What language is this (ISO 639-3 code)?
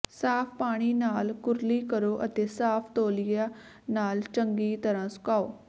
pan